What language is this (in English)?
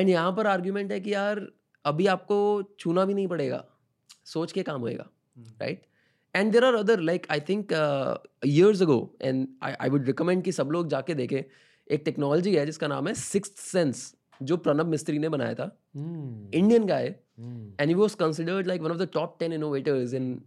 Hindi